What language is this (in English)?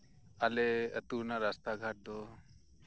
Santali